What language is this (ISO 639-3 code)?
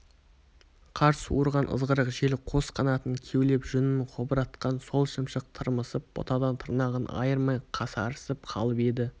kaz